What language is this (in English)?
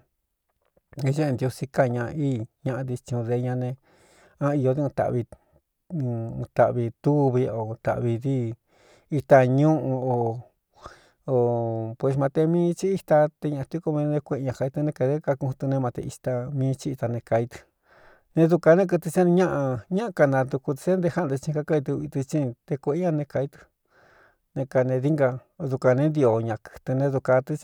Cuyamecalco Mixtec